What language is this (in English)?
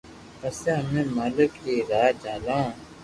Loarki